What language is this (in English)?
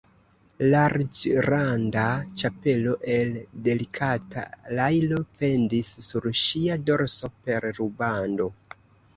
Esperanto